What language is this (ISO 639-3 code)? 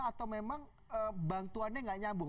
ind